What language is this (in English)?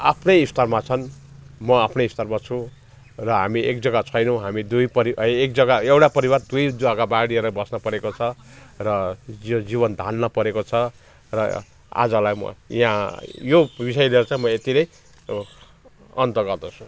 Nepali